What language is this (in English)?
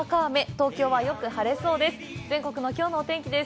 Japanese